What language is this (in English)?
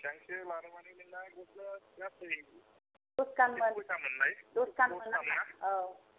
Bodo